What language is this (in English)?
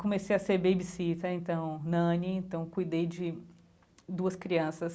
Portuguese